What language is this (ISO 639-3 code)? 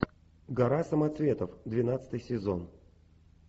rus